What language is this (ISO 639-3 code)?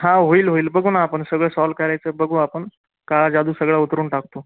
mar